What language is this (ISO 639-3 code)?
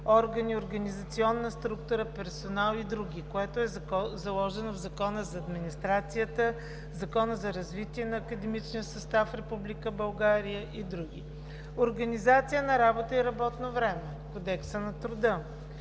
bul